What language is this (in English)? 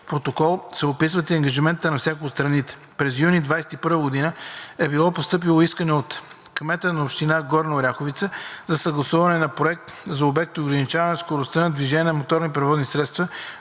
Bulgarian